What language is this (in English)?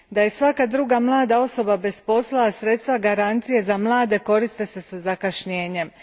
Croatian